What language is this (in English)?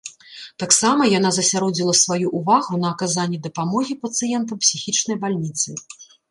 Belarusian